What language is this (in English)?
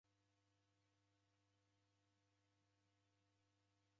Taita